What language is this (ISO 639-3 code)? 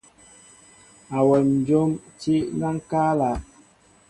mbo